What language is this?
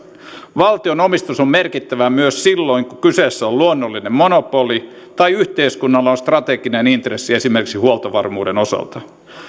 Finnish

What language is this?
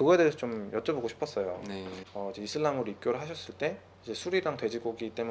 Korean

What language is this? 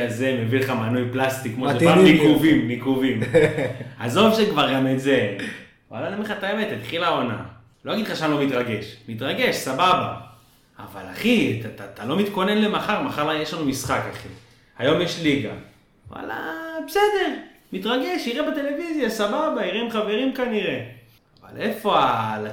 Hebrew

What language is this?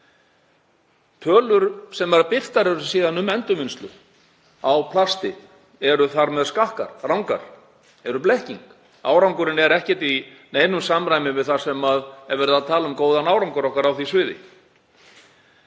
Icelandic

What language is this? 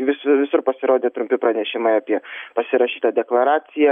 Lithuanian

